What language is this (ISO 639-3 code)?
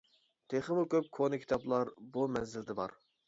uig